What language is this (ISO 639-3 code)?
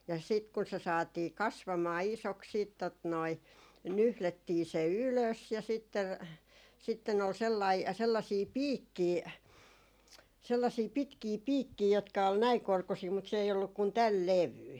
fin